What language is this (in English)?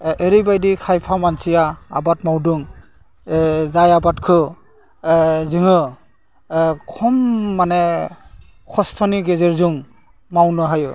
Bodo